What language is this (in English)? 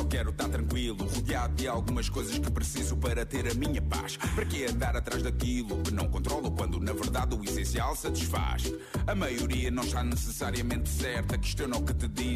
Portuguese